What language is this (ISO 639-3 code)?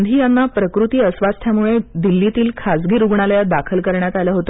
mar